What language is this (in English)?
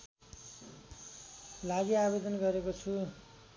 Nepali